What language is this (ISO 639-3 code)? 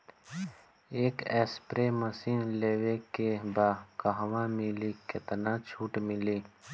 bho